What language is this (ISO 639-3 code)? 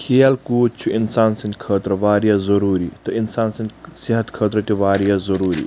kas